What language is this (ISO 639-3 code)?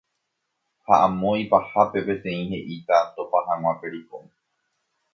grn